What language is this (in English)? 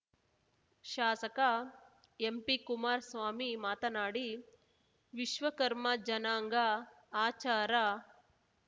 Kannada